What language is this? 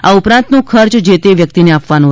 Gujarati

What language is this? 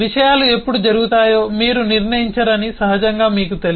Telugu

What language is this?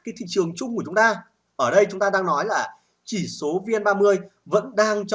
Vietnamese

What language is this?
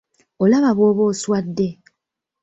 Ganda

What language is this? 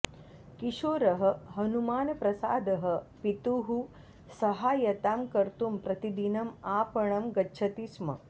Sanskrit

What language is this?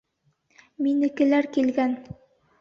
Bashkir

